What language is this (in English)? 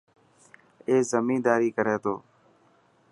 Dhatki